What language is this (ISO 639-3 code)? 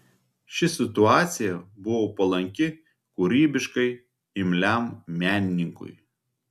lit